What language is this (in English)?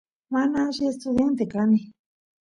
Santiago del Estero Quichua